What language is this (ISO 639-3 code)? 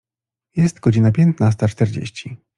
pol